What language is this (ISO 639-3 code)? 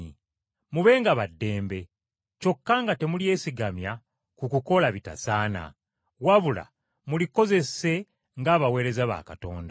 lug